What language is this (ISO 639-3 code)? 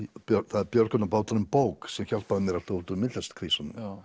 isl